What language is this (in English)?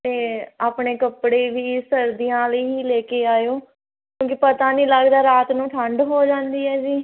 Punjabi